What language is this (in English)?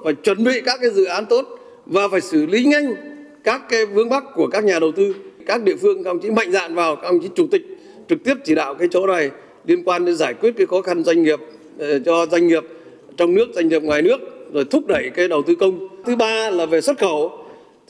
Vietnamese